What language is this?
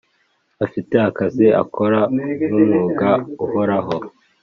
Kinyarwanda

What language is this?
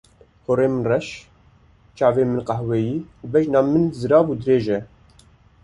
Kurdish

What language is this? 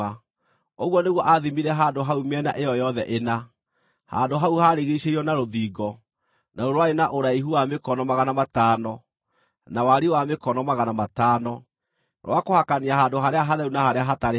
Kikuyu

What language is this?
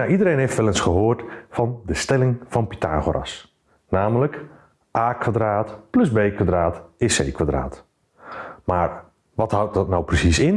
Dutch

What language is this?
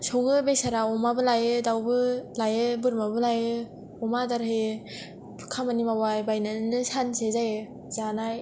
Bodo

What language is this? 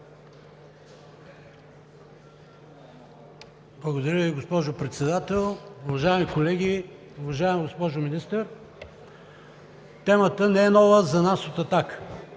Bulgarian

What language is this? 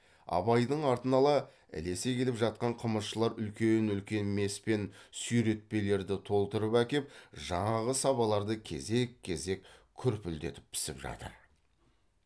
Kazakh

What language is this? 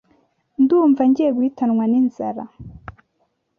Kinyarwanda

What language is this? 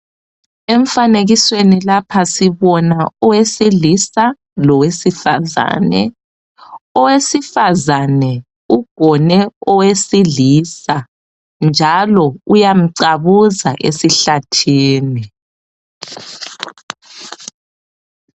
North Ndebele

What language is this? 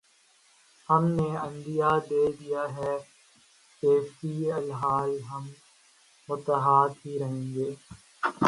Urdu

